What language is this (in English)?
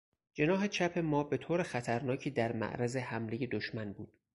Persian